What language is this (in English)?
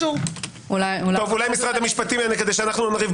Hebrew